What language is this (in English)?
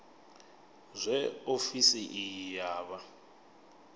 Venda